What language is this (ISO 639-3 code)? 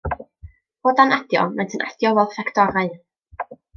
cym